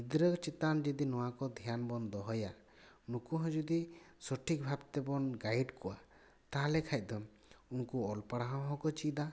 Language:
Santali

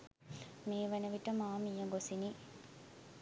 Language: Sinhala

